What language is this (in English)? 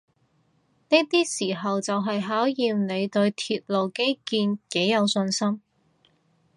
Cantonese